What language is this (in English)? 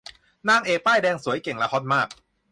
Thai